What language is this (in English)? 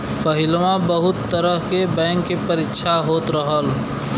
Bhojpuri